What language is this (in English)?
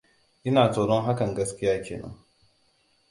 Hausa